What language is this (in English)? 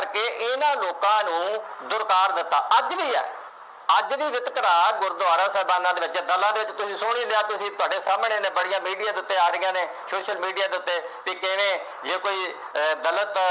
Punjabi